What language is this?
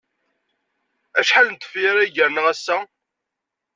Kabyle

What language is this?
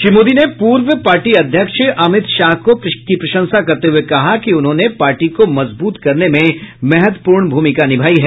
Hindi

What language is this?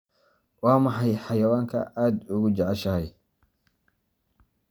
Somali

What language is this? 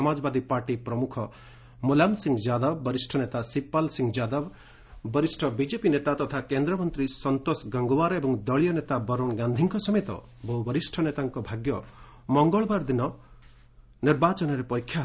Odia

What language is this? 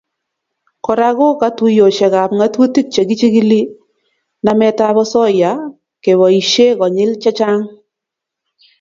Kalenjin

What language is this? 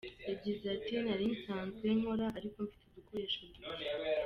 Kinyarwanda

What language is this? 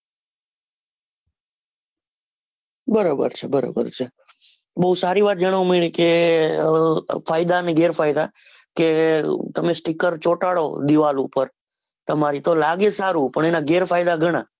Gujarati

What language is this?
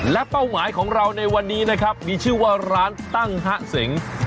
Thai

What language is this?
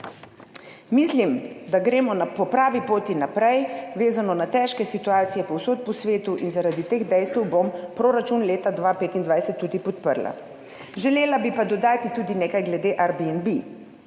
Slovenian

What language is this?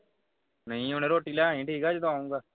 Punjabi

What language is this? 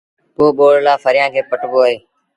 Sindhi Bhil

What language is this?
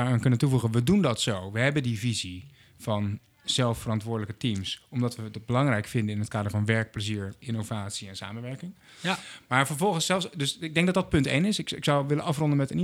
Dutch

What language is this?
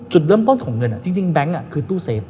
Thai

